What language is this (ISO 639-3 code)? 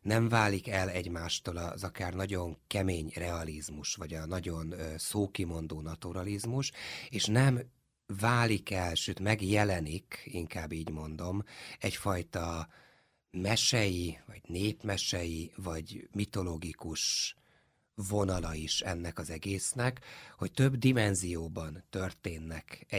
hun